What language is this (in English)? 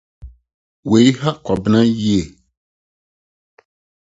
Akan